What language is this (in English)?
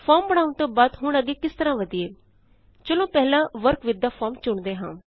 Punjabi